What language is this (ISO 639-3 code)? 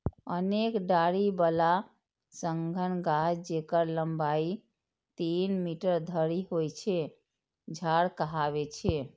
mai